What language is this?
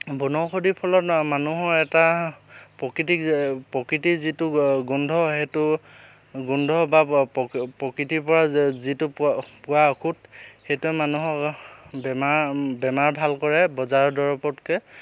Assamese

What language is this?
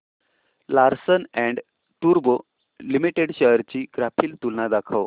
Marathi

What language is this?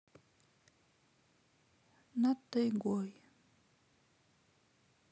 Russian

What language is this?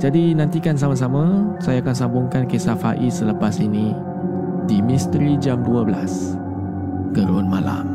Malay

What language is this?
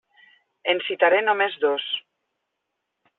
Catalan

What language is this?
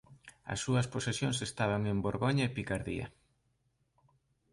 Galician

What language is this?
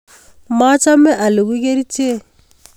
Kalenjin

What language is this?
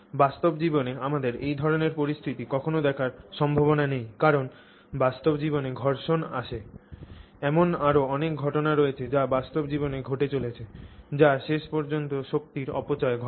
Bangla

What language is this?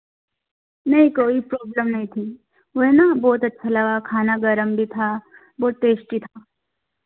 Hindi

